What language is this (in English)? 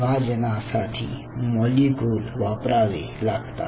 Marathi